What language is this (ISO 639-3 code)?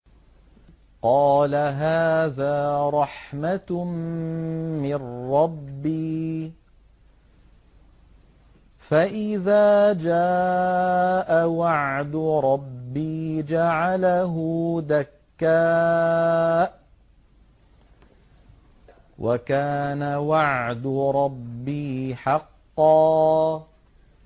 ara